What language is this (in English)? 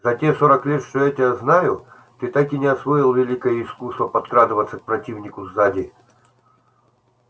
Russian